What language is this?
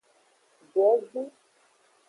Aja (Benin)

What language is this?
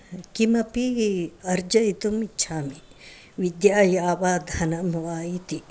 Sanskrit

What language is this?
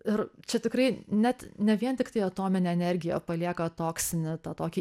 Lithuanian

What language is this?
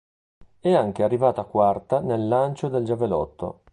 Italian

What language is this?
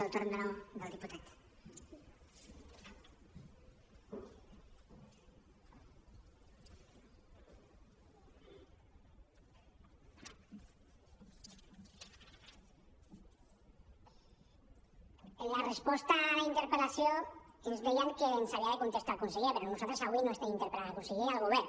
Catalan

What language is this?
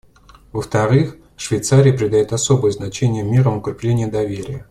Russian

